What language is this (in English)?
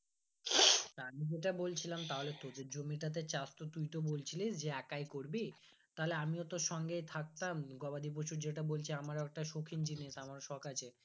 Bangla